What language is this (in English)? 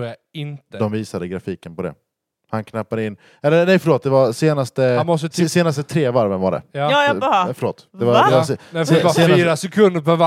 Swedish